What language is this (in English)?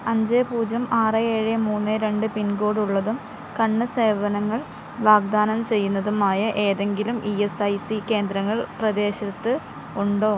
Malayalam